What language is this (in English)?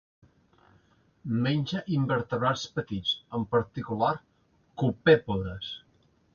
Catalan